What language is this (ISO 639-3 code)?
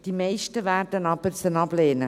gsw